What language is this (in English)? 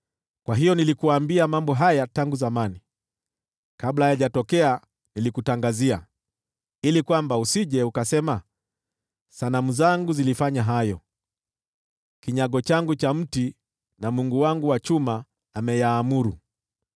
Swahili